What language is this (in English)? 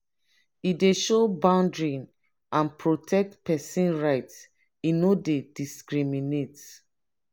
Nigerian Pidgin